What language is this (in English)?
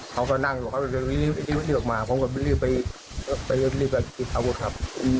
Thai